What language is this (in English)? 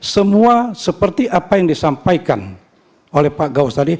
Indonesian